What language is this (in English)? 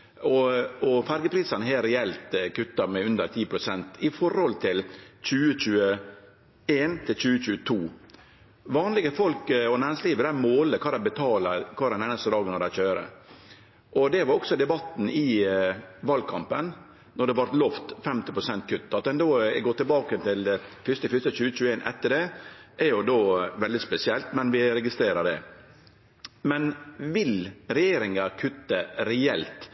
Norwegian Nynorsk